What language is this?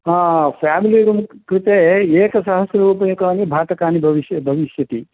Sanskrit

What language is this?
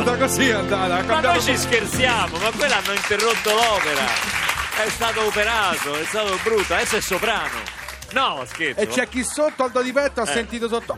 Italian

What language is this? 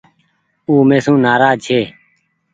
Goaria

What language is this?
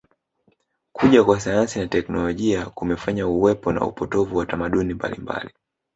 Swahili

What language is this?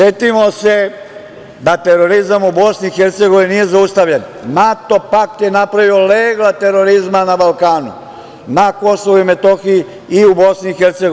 Serbian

